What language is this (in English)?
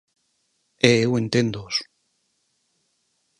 Galician